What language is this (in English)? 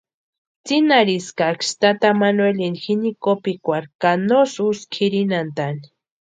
Western Highland Purepecha